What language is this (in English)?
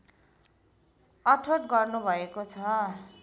Nepali